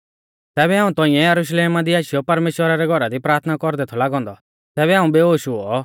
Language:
Mahasu Pahari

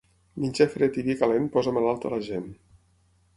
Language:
Catalan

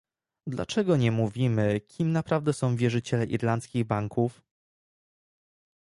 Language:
Polish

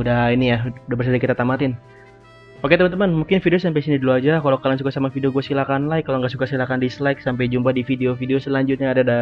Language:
Indonesian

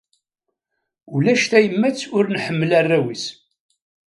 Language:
Kabyle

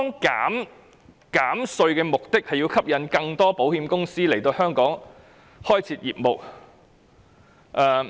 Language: Cantonese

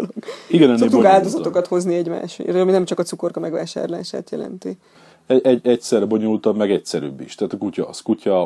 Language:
Hungarian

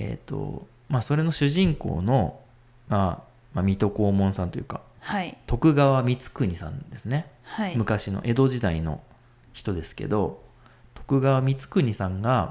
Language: Japanese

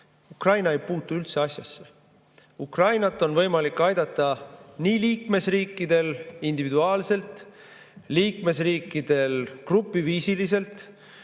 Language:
Estonian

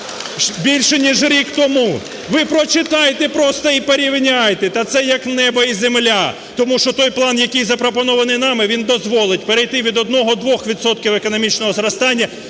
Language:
Ukrainian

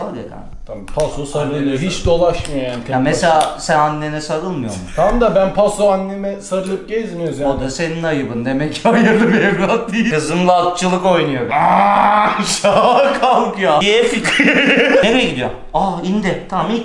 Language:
Turkish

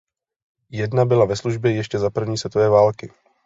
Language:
Czech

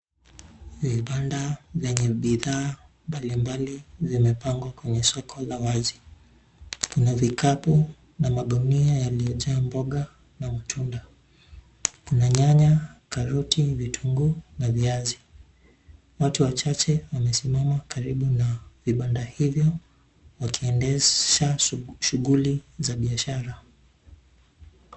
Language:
Swahili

